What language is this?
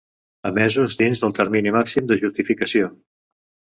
Catalan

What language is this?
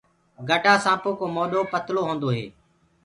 Gurgula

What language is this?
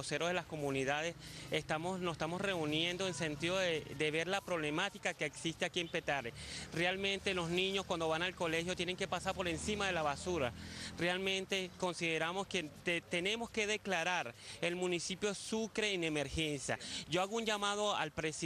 Spanish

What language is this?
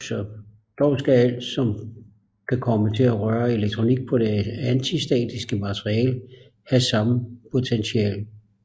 Danish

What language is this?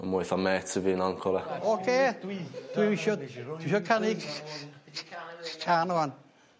Welsh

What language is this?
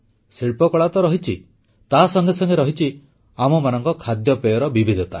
Odia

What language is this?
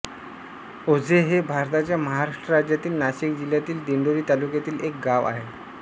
Marathi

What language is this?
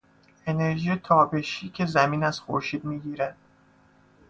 Persian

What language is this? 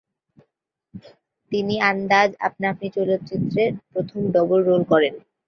Bangla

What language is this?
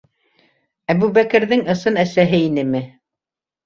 Bashkir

